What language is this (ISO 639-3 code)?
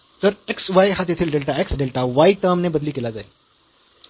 mar